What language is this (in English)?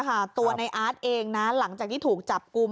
Thai